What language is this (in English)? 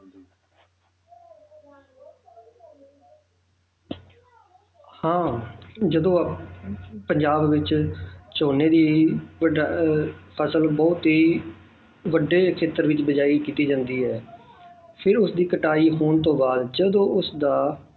Punjabi